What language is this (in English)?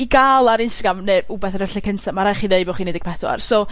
Welsh